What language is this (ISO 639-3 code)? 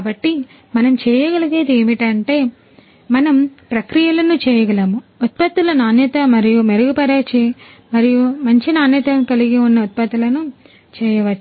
tel